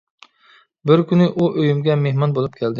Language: Uyghur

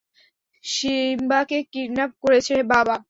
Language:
Bangla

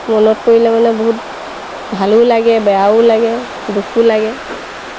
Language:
Assamese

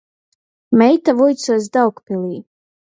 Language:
Latgalian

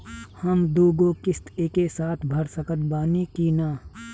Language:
Bhojpuri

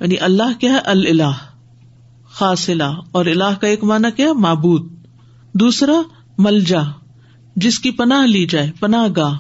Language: Urdu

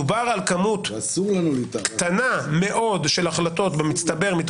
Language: Hebrew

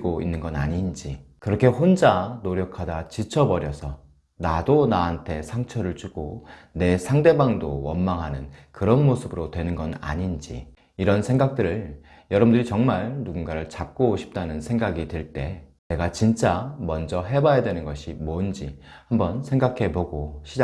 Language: Korean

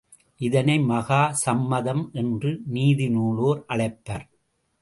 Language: Tamil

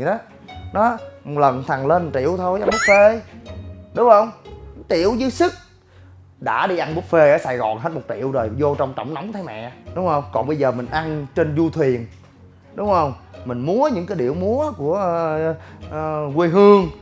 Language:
Vietnamese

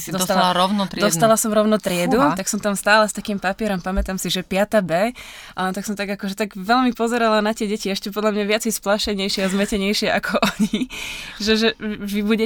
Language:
Slovak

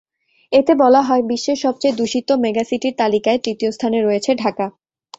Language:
Bangla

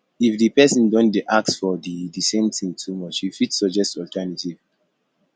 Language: Nigerian Pidgin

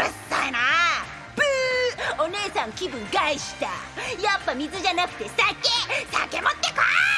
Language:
Japanese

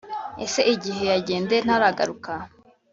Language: Kinyarwanda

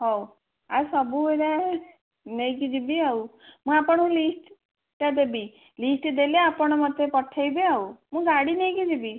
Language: Odia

